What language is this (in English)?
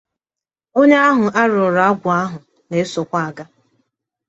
Igbo